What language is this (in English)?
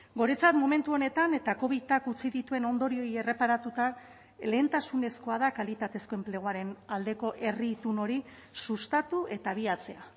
Basque